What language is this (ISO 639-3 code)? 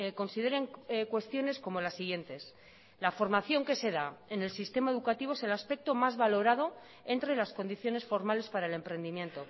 spa